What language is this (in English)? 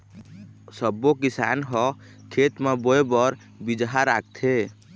Chhattisgarhi